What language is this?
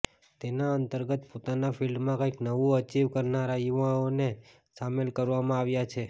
Gujarati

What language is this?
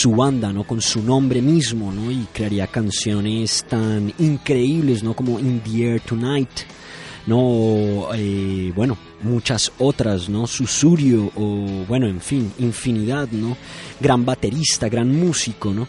Spanish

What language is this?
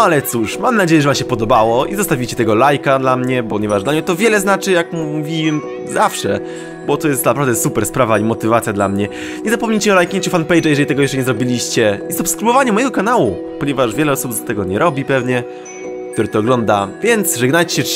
Polish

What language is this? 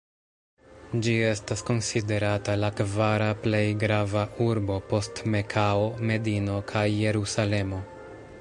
Esperanto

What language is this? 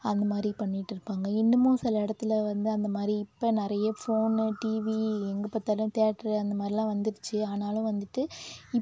Tamil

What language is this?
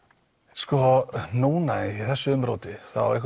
Icelandic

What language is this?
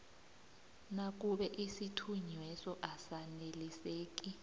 South Ndebele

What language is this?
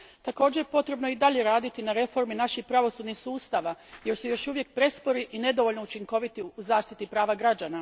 Croatian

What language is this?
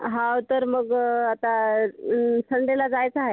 Marathi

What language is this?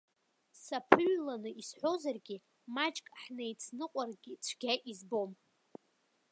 Abkhazian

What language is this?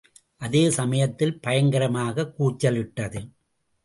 Tamil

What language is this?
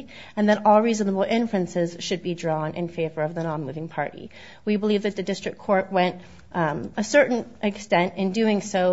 English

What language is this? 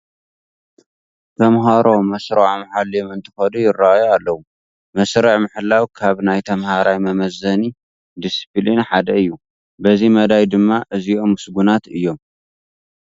Tigrinya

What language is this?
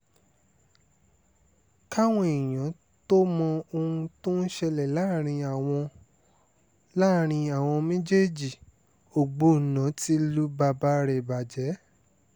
Yoruba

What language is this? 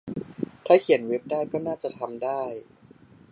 Thai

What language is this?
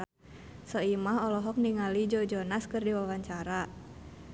Sundanese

